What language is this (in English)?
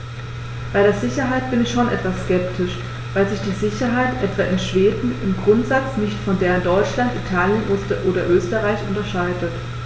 German